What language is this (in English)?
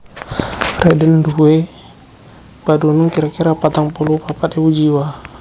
Javanese